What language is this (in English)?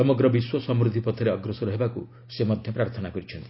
Odia